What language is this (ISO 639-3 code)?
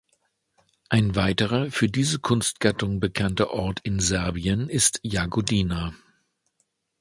deu